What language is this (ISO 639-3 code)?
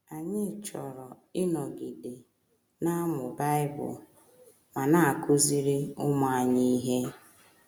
ibo